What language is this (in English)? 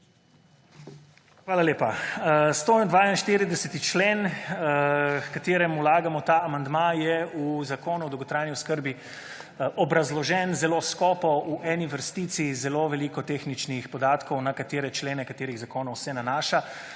Slovenian